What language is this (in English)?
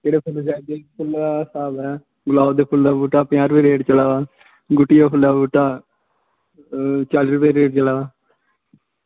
Dogri